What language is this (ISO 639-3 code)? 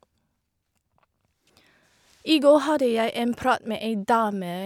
nor